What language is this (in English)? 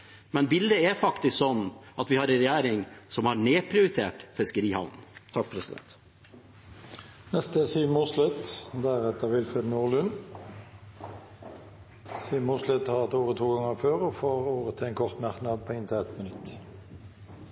Norwegian Bokmål